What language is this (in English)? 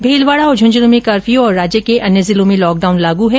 Hindi